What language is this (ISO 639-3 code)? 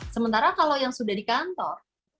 ind